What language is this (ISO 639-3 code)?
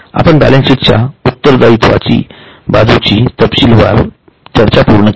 mar